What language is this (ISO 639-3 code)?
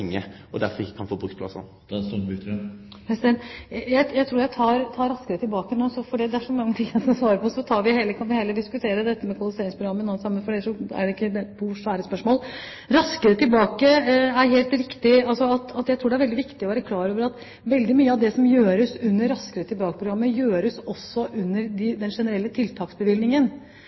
nor